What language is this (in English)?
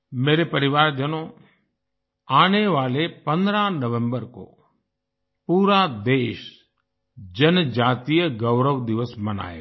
Hindi